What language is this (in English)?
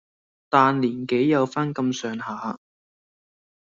Cantonese